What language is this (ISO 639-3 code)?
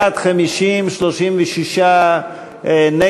heb